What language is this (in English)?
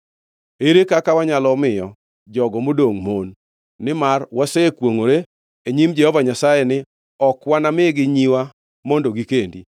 Luo (Kenya and Tanzania)